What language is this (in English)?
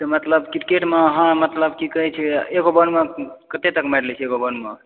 Maithili